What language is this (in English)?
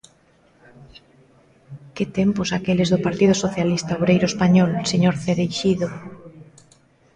Galician